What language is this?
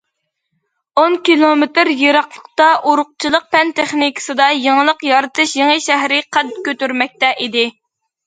Uyghur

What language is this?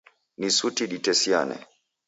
Taita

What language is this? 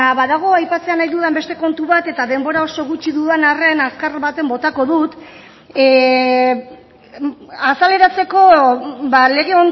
Basque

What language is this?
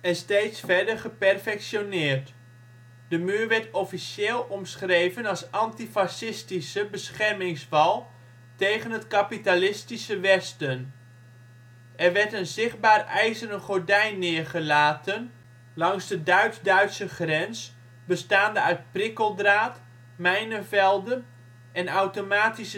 Dutch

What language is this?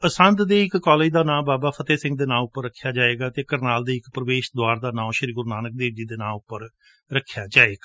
Punjabi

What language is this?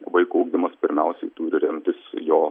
Lithuanian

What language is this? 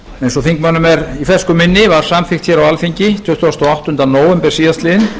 Icelandic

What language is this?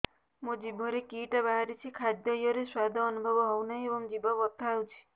Odia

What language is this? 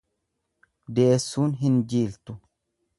Oromo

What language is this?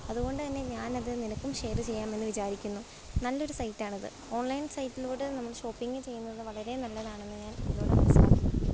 Malayalam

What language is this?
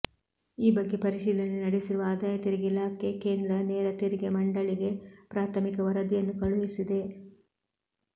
Kannada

